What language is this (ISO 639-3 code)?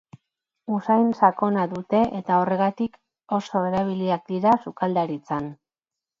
eus